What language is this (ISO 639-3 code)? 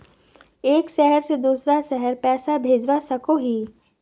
mag